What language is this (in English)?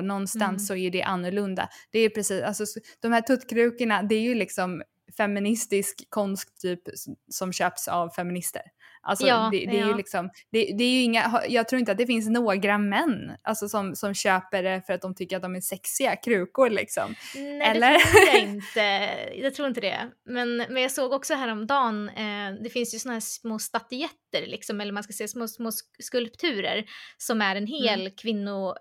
Swedish